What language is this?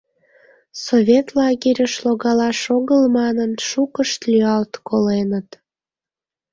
Mari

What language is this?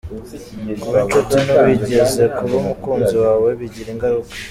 Kinyarwanda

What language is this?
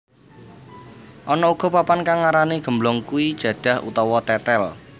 Javanese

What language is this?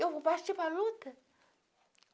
Portuguese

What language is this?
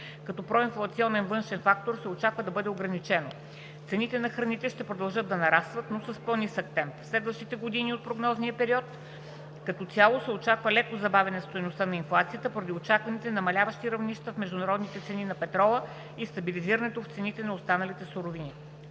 Bulgarian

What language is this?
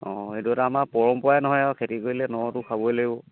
Assamese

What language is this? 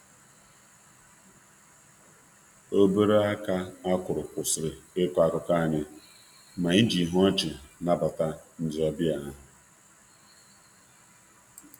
Igbo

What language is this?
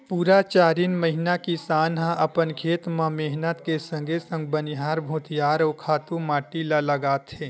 Chhattisgarhi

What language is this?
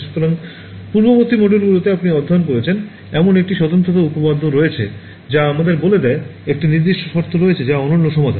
Bangla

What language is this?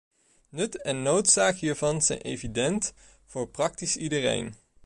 Dutch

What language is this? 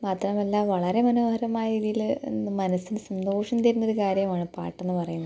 Malayalam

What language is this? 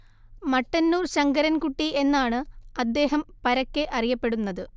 Malayalam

